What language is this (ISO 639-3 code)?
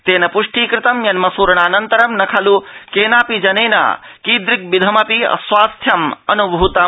san